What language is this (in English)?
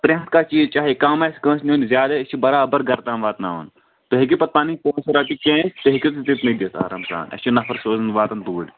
Kashmiri